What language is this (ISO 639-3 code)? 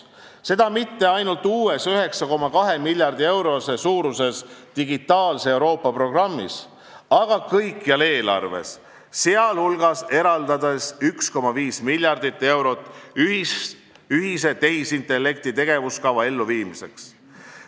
est